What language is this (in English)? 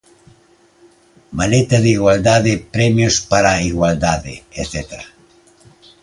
Galician